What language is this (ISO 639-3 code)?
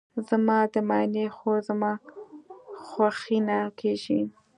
pus